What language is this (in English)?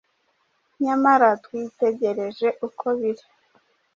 Kinyarwanda